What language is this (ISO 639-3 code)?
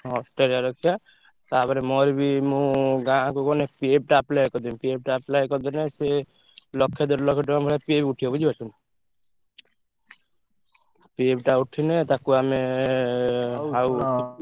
ori